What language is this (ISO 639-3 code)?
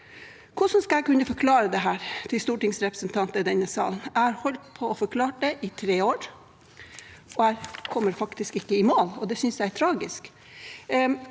nor